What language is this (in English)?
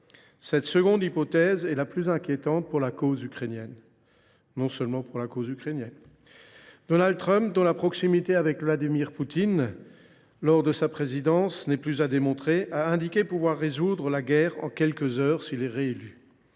French